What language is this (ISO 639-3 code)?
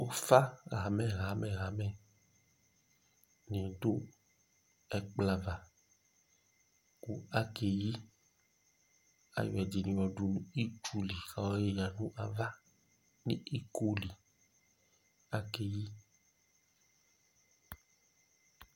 kpo